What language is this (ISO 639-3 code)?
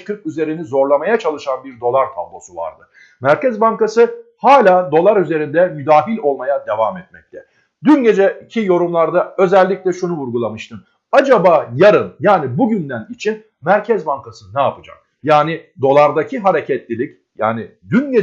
tur